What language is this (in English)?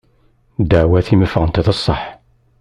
Kabyle